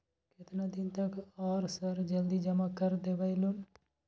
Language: Maithili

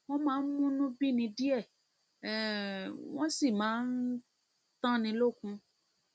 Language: Yoruba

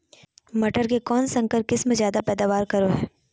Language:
Magahi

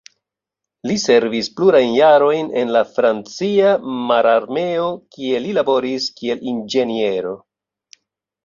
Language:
Esperanto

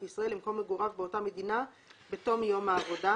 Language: Hebrew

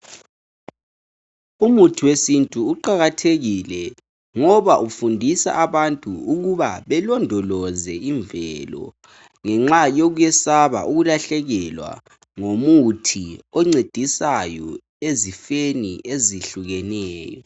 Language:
North Ndebele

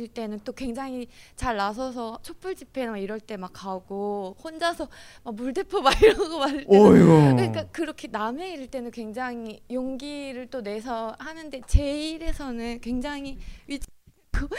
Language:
Korean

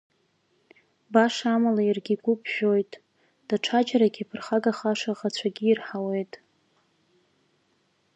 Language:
Abkhazian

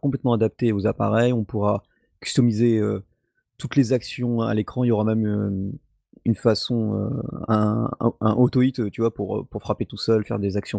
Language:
French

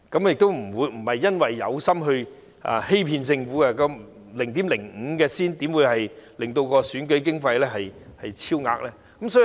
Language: Cantonese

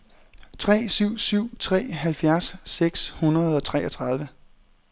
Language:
Danish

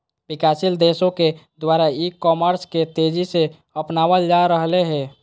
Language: Magahi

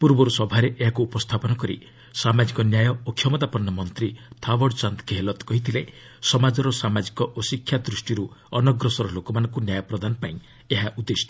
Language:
Odia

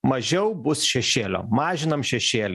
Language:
Lithuanian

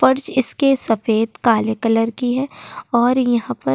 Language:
Hindi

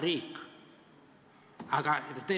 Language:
Estonian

